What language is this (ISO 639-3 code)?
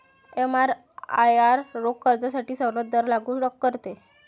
mar